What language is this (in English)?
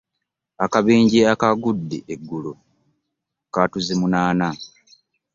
Ganda